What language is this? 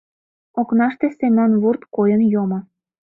Mari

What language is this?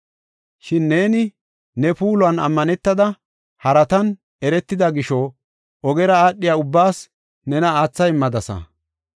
Gofa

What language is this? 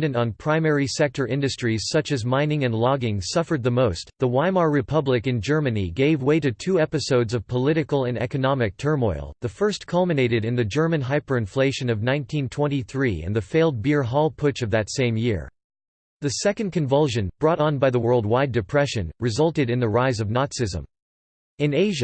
English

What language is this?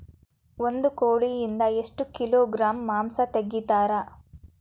Kannada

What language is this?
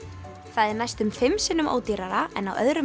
Icelandic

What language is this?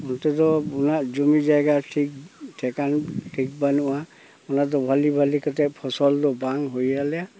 Santali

